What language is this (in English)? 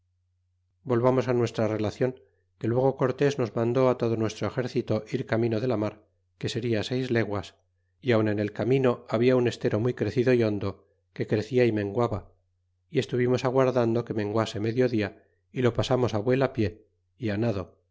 Spanish